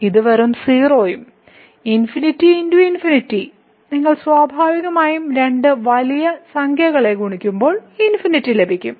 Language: Malayalam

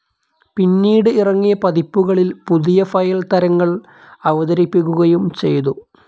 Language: Malayalam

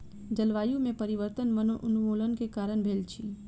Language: Maithili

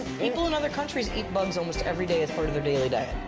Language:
English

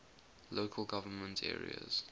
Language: English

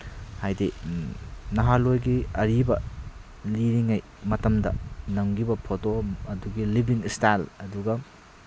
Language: Manipuri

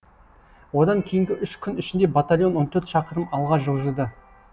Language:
Kazakh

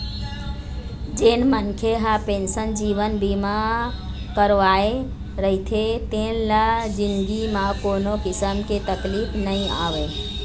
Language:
Chhattisgarhi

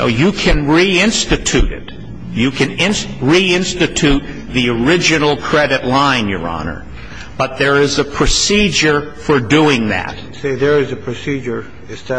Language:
English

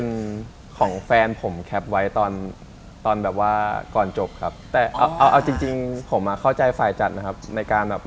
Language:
Thai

